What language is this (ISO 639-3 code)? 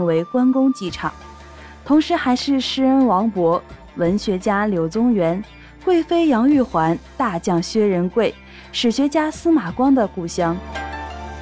zho